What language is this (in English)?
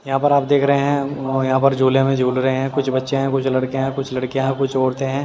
Hindi